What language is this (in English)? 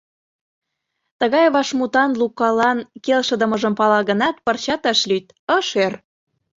Mari